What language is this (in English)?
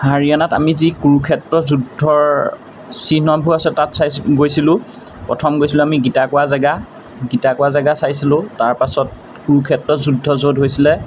Assamese